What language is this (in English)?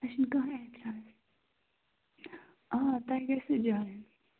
Kashmiri